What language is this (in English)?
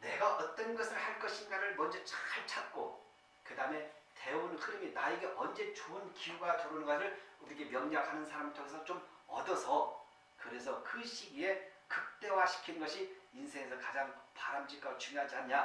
Korean